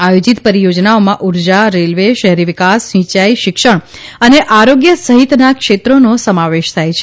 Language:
Gujarati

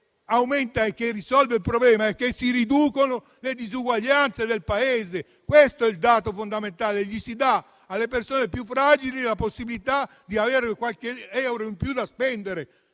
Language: Italian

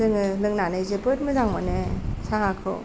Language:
Bodo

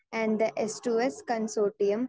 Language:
Malayalam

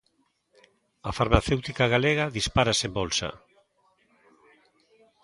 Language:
Galician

